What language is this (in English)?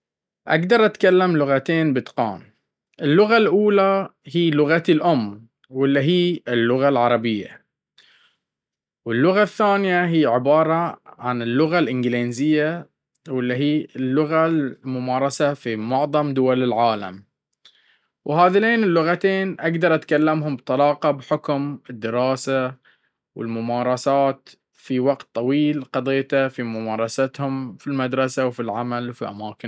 Baharna Arabic